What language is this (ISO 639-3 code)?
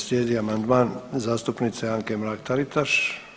hrv